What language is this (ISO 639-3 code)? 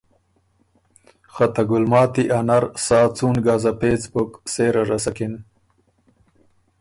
oru